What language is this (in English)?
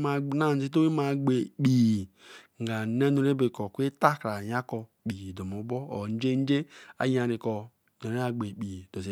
Eleme